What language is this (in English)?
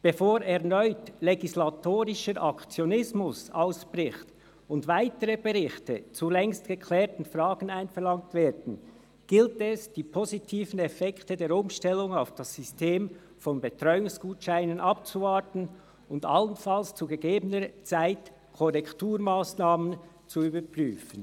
Swiss German